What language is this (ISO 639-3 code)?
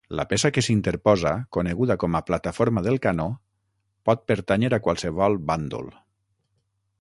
cat